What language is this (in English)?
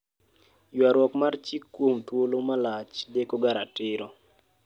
Luo (Kenya and Tanzania)